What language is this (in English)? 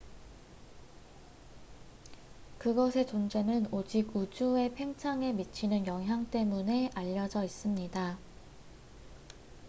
Korean